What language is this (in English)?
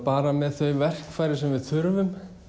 Icelandic